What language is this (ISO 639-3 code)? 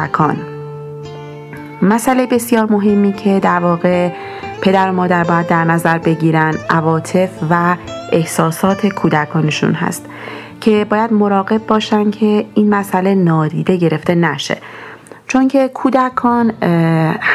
fas